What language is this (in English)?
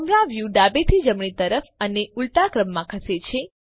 Gujarati